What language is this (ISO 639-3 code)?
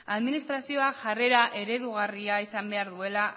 eus